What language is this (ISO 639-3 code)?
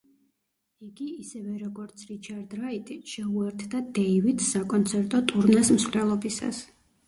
kat